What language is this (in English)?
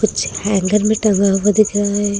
Hindi